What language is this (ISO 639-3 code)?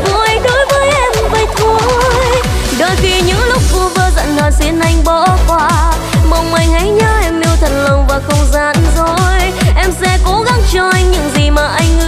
vie